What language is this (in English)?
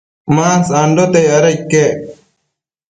Matsés